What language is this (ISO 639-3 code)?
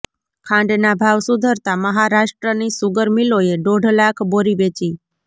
guj